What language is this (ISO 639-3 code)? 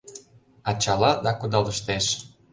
chm